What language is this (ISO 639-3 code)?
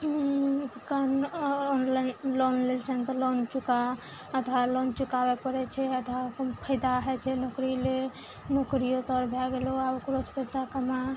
mai